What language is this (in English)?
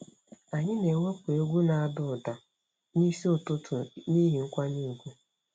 Igbo